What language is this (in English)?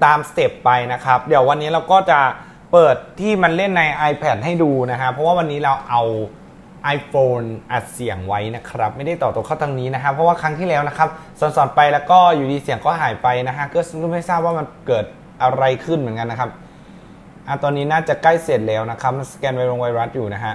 Thai